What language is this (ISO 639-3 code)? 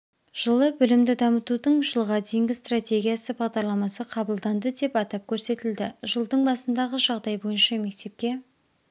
kaz